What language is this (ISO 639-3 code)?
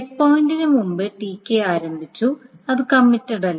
mal